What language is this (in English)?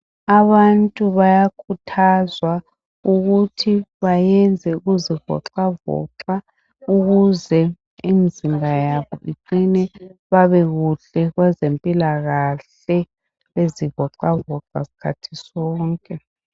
North Ndebele